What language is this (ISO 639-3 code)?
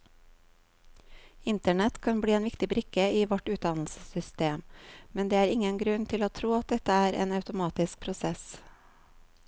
nor